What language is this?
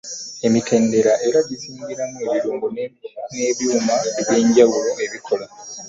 Ganda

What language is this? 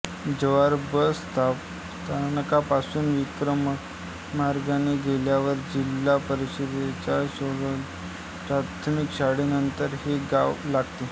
Marathi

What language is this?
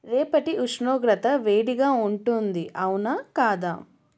Telugu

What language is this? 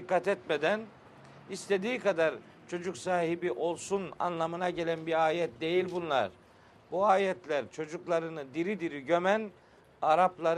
Turkish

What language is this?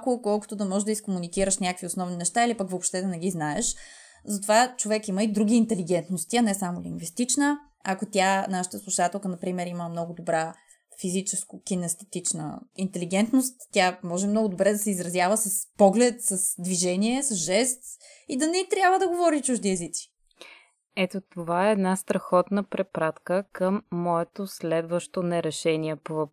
Bulgarian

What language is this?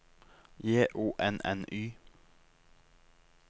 Norwegian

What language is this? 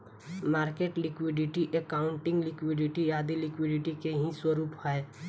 Bhojpuri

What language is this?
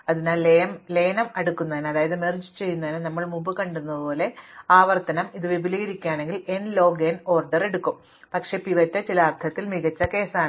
Malayalam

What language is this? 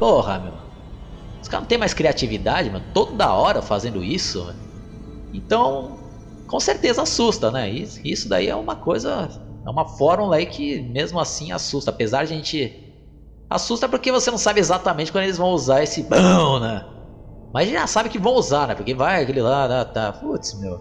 Portuguese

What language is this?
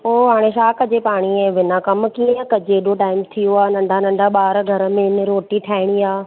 Sindhi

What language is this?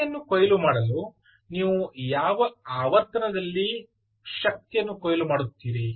Kannada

